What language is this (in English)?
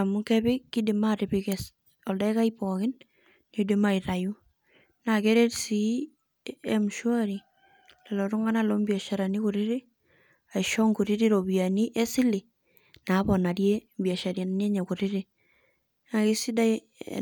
Masai